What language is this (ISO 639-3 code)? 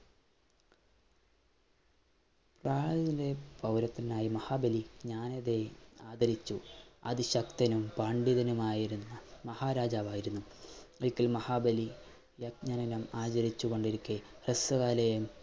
mal